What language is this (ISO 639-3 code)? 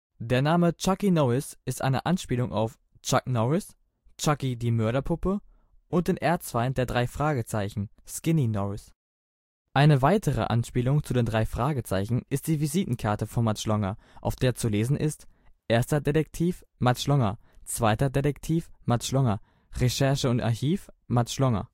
deu